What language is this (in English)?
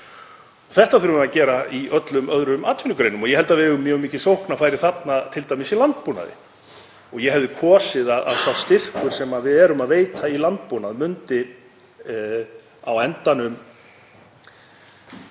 Icelandic